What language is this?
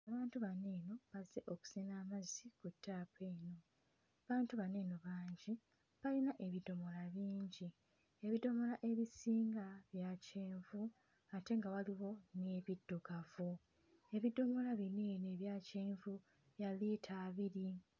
Ganda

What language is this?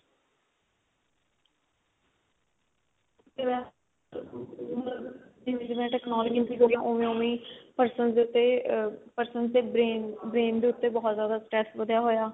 Punjabi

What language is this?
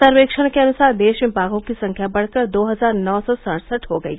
Hindi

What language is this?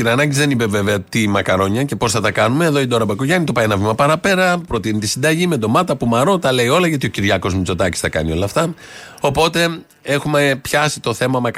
Greek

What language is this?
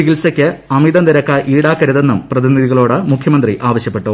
Malayalam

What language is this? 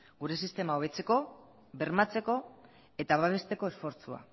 Basque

